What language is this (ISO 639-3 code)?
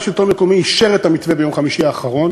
heb